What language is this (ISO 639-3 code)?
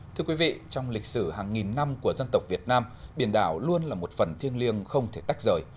vie